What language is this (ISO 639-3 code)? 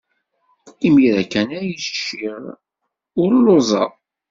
kab